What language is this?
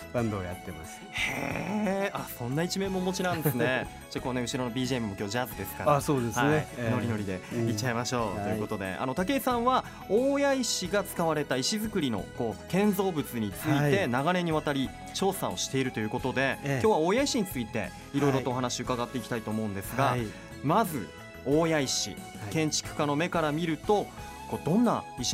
Japanese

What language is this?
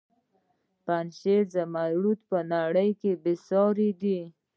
Pashto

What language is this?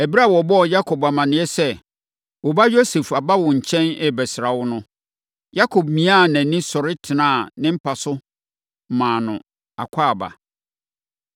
Akan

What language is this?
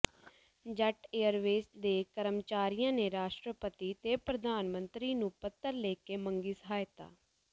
Punjabi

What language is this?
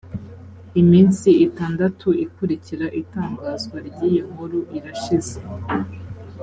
Kinyarwanda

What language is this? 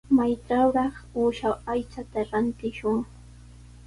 Sihuas Ancash Quechua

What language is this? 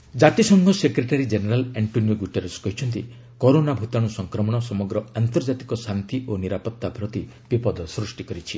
Odia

